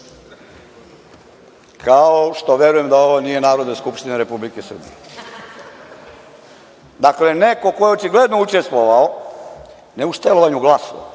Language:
Serbian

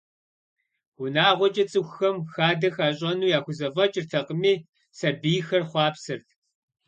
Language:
Kabardian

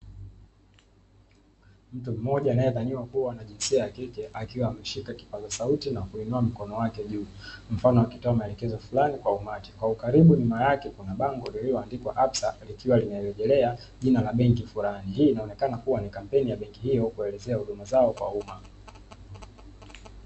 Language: Swahili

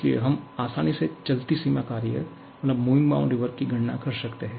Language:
Hindi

